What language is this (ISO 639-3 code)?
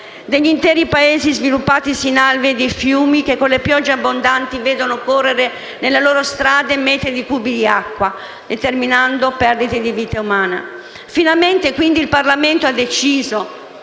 ita